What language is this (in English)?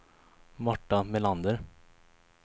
Swedish